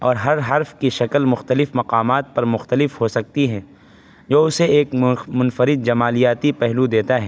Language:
Urdu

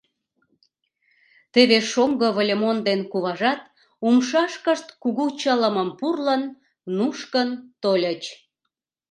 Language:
Mari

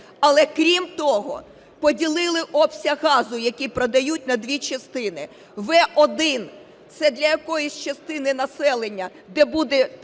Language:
Ukrainian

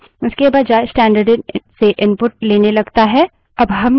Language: Hindi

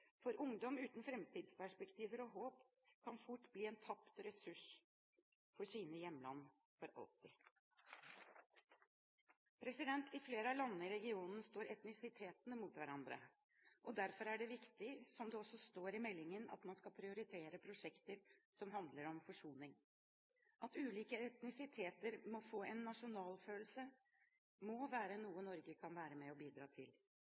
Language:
Norwegian Bokmål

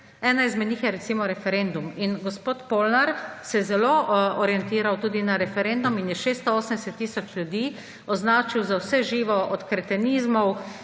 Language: Slovenian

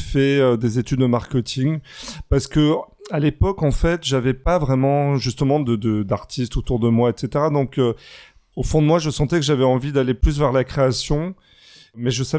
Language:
French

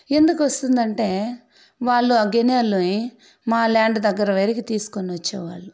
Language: Telugu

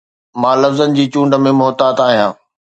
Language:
Sindhi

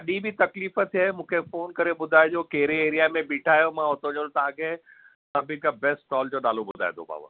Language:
Sindhi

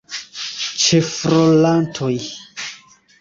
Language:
Esperanto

